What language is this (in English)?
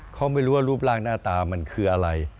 Thai